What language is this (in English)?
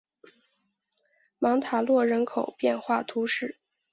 Chinese